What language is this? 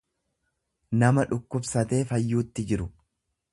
Oromo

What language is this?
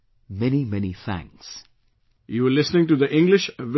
English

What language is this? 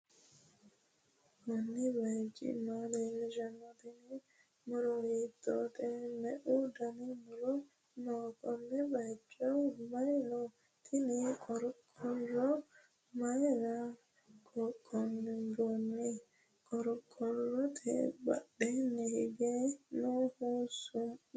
Sidamo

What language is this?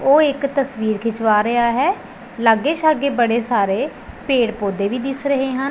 Punjabi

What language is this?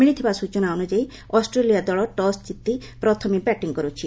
Odia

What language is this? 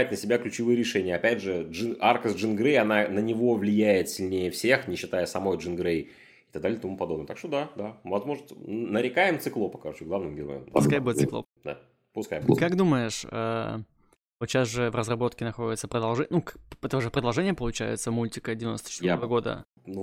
Russian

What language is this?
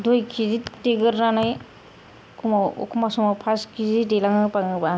Bodo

